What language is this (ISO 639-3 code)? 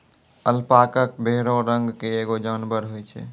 mai